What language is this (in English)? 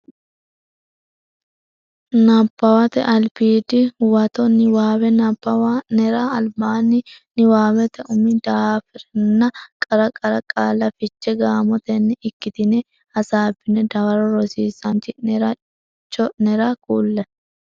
Sidamo